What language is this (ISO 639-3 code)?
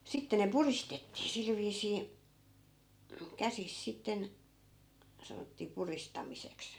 fin